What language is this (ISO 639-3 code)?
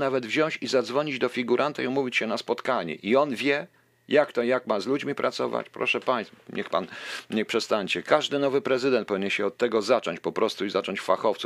pol